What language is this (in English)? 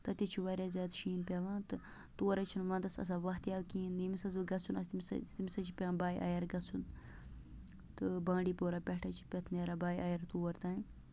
Kashmiri